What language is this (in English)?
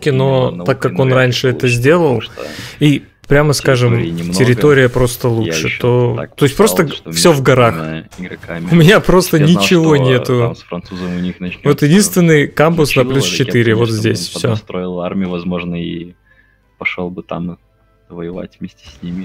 Russian